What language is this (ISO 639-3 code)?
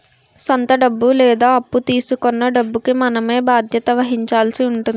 tel